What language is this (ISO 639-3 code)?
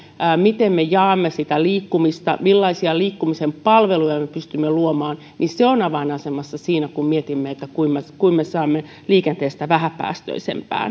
fin